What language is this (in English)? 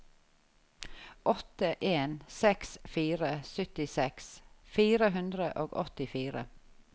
Norwegian